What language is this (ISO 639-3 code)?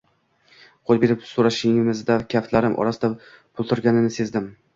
uzb